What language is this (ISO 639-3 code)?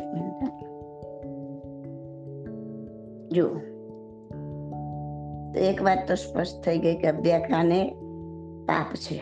guj